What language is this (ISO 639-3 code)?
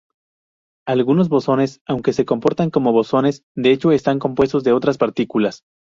spa